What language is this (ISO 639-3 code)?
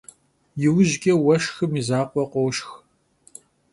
kbd